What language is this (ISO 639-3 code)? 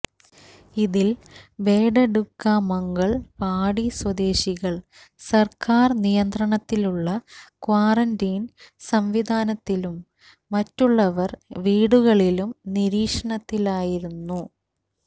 mal